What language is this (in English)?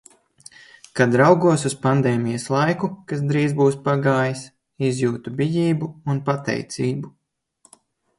Latvian